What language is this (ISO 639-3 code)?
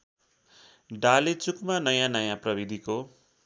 nep